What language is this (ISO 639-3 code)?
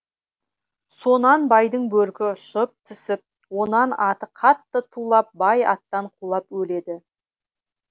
kaz